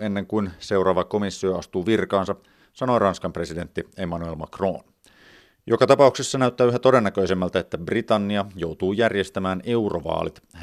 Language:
Finnish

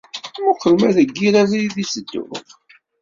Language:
Kabyle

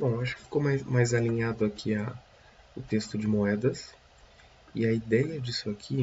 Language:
Portuguese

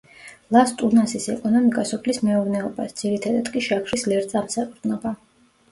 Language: Georgian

